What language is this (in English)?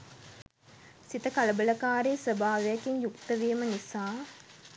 Sinhala